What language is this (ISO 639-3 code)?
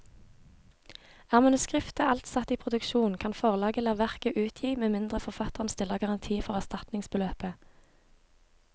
nor